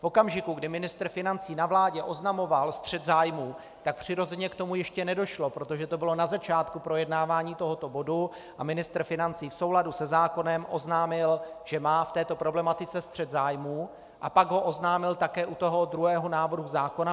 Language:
Czech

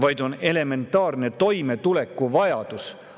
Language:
Estonian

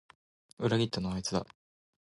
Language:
Japanese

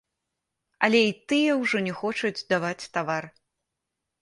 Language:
Belarusian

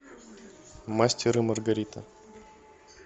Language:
Russian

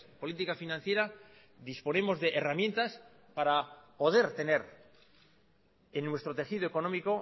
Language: Spanish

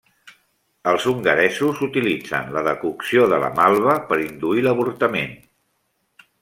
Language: Catalan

